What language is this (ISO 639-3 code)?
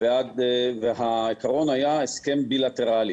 heb